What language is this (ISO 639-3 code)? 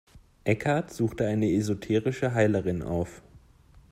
deu